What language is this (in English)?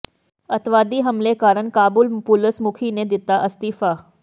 Punjabi